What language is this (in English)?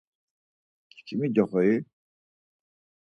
Laz